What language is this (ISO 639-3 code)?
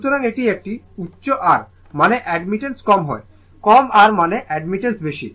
ben